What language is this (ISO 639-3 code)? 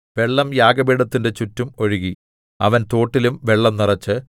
mal